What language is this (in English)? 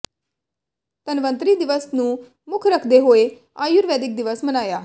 Punjabi